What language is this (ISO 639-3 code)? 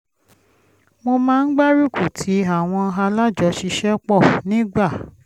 yor